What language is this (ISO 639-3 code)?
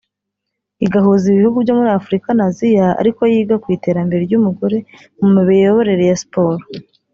kin